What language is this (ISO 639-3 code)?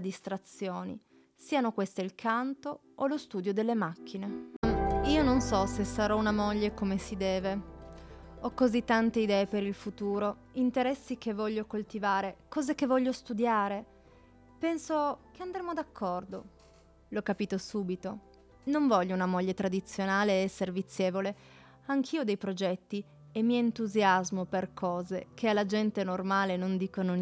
ita